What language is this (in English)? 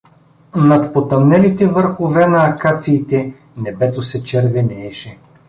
Bulgarian